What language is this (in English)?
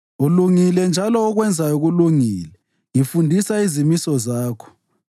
North Ndebele